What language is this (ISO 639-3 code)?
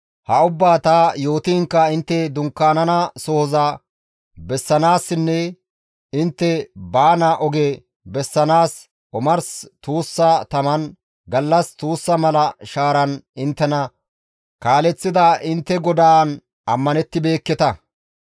gmv